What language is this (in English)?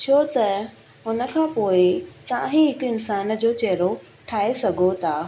Sindhi